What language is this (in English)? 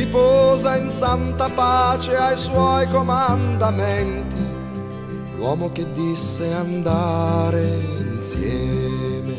Italian